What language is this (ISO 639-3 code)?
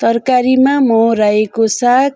nep